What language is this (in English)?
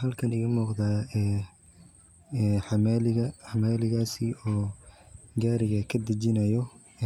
Somali